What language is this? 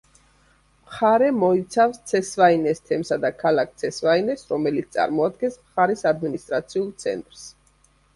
Georgian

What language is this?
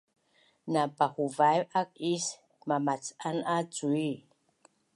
Bunun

